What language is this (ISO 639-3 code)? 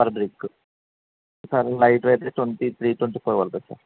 tel